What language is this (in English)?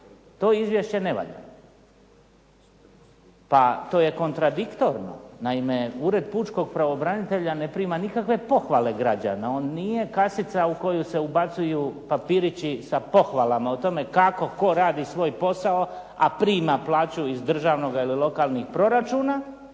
Croatian